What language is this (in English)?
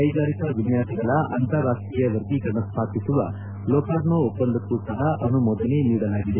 Kannada